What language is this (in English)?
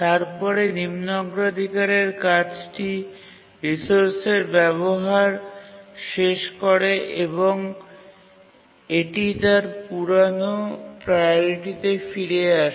Bangla